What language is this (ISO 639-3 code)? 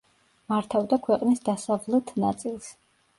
kat